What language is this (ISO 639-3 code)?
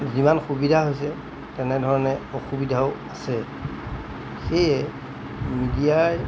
asm